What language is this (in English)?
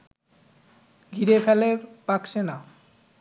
Bangla